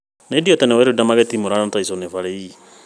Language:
Kikuyu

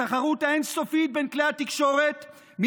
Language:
Hebrew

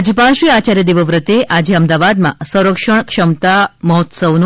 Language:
Gujarati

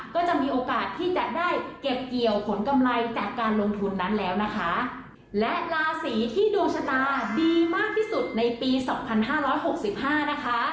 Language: Thai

